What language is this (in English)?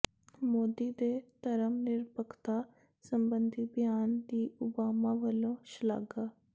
Punjabi